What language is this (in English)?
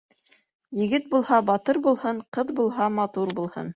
Bashkir